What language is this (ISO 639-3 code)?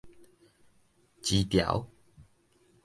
nan